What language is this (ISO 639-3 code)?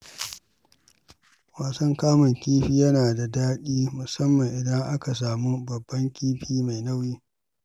hau